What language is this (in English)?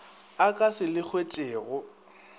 Northern Sotho